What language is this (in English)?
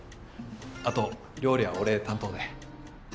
Japanese